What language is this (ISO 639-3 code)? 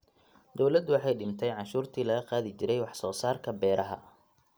som